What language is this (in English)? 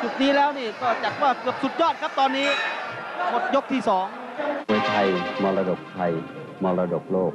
Thai